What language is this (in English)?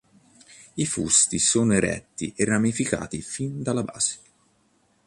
Italian